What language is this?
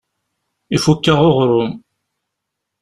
Kabyle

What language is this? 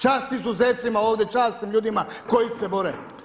Croatian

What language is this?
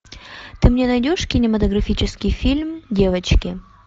Russian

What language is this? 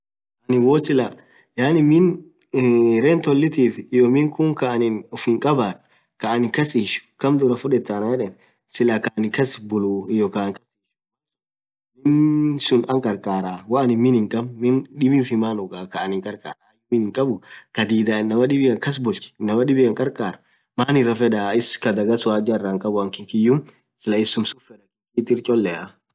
Orma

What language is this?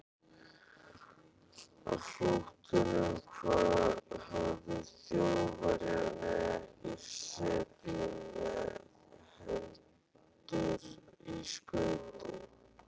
Icelandic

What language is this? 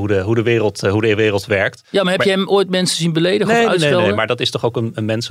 Dutch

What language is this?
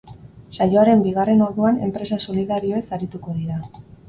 Basque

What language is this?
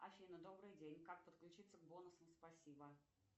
Russian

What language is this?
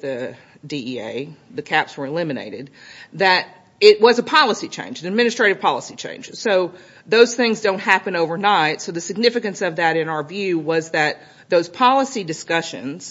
English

